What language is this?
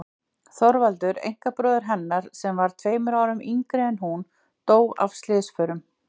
Icelandic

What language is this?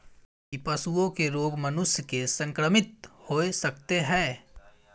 Maithili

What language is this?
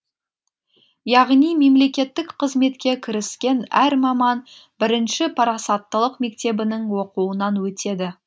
Kazakh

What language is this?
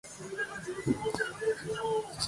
Japanese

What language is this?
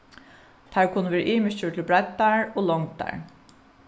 Faroese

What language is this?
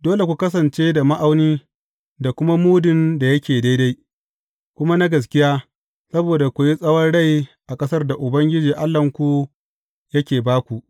Hausa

